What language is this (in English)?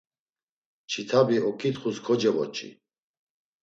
Laz